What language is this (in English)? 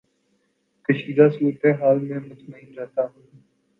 Urdu